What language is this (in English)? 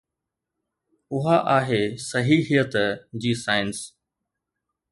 Sindhi